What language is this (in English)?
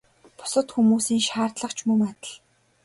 Mongolian